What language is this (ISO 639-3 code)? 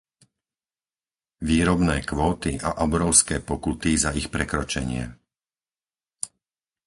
slk